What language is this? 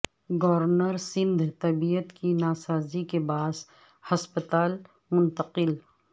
Urdu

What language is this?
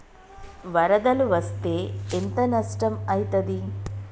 Telugu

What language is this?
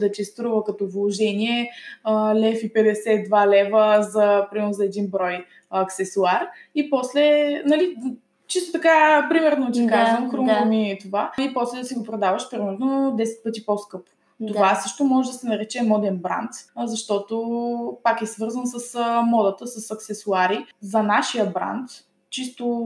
Bulgarian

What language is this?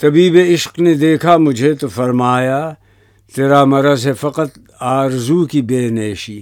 Urdu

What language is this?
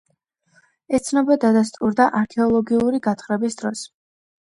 Georgian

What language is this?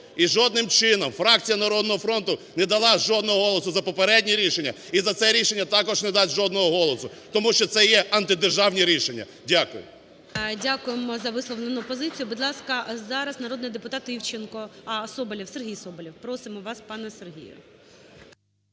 Ukrainian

